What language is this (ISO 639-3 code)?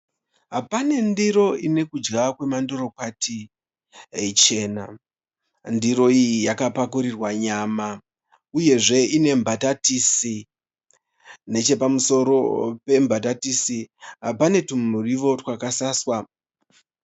sna